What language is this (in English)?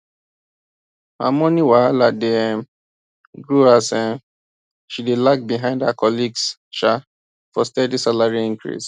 Nigerian Pidgin